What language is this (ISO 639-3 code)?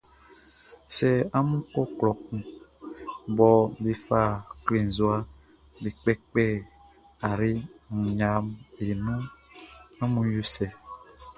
bci